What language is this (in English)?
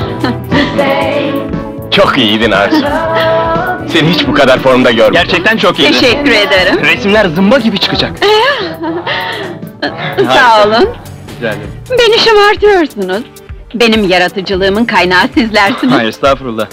Turkish